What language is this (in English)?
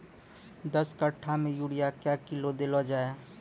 Maithili